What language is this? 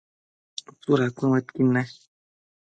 Matsés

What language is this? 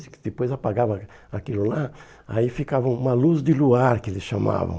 Portuguese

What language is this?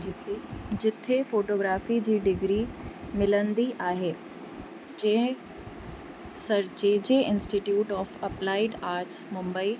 Sindhi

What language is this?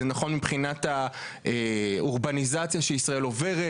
Hebrew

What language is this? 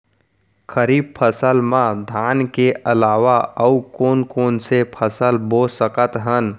Chhattisgarhi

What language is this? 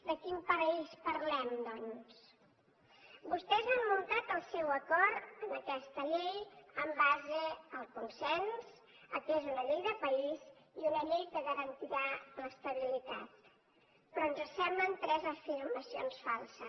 Catalan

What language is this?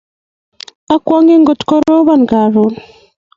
Kalenjin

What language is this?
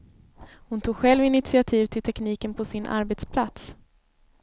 Swedish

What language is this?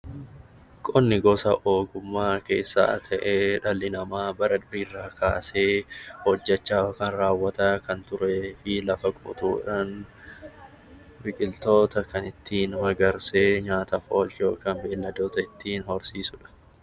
Oromo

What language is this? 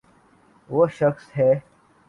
Urdu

